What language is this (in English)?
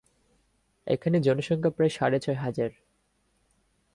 Bangla